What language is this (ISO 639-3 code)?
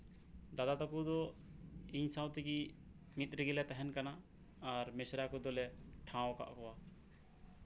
sat